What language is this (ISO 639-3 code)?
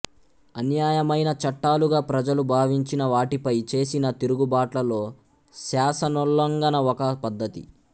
tel